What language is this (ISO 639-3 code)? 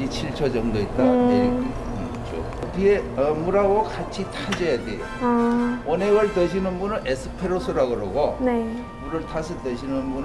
kor